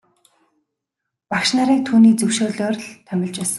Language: Mongolian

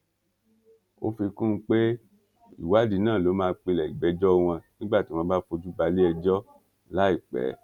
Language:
Yoruba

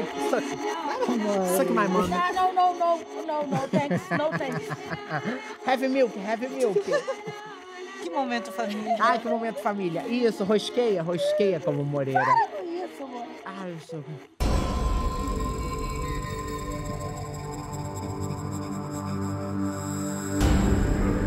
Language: Portuguese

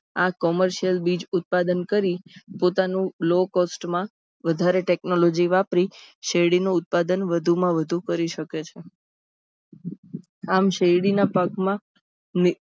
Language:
Gujarati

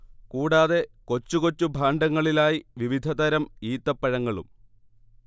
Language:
Malayalam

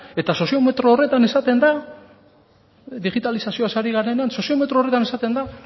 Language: Basque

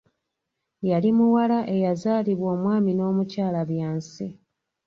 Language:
Ganda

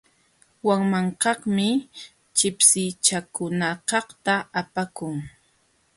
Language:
Jauja Wanca Quechua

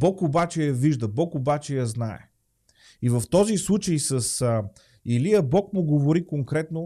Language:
Bulgarian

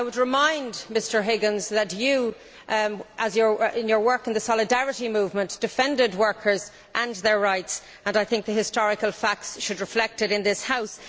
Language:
English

